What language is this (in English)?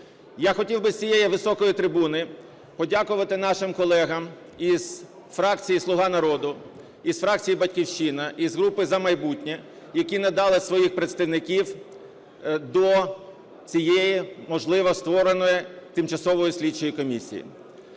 Ukrainian